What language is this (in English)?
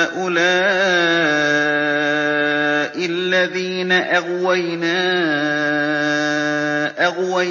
Arabic